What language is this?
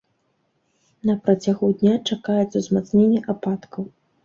Belarusian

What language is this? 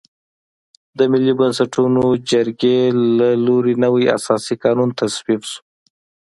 Pashto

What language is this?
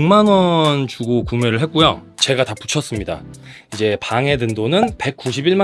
Korean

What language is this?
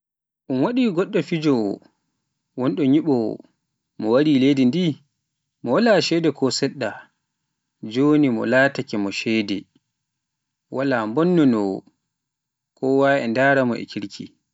Pular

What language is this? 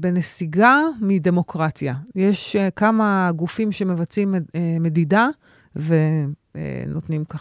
Hebrew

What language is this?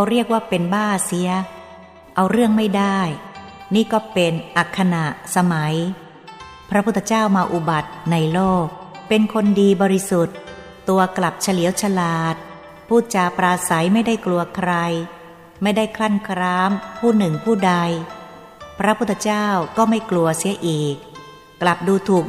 Thai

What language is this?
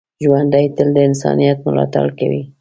Pashto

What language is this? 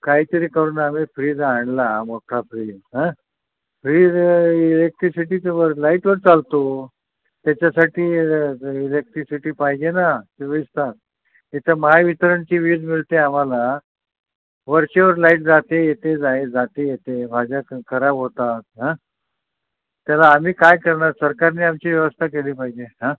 Marathi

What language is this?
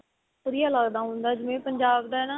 Punjabi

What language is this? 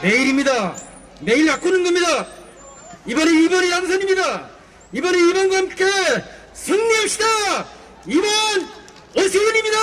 Korean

